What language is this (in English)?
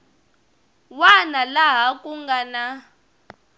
Tsonga